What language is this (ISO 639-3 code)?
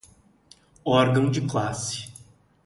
por